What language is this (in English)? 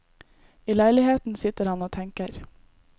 Norwegian